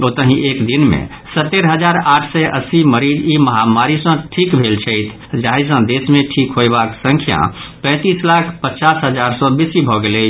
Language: Maithili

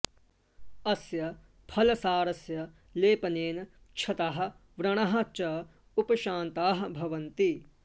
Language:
Sanskrit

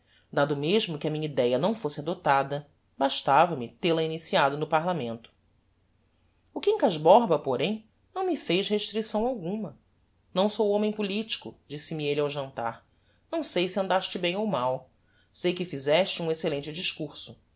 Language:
Portuguese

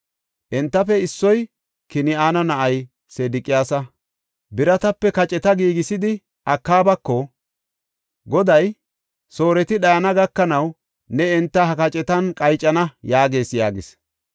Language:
Gofa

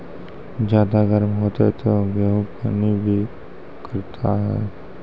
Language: Maithili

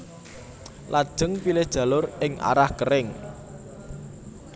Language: Javanese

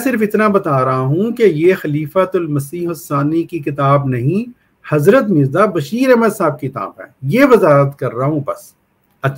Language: Hindi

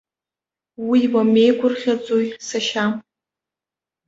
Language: Abkhazian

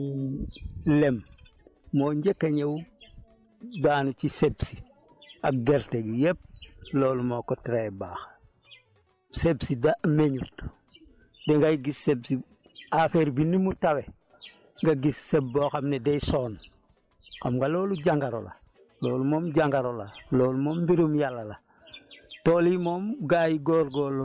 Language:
Wolof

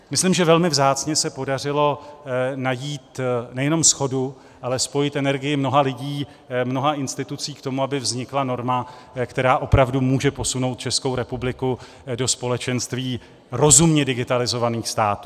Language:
Czech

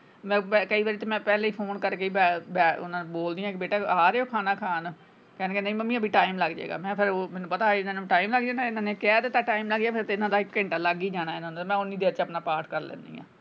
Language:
Punjabi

